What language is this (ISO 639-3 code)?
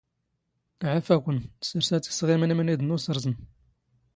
zgh